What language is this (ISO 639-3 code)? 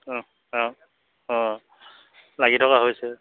asm